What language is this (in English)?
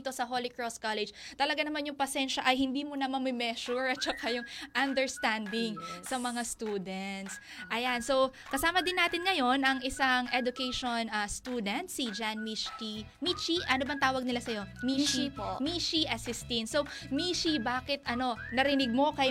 Filipino